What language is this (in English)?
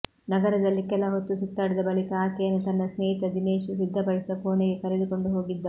Kannada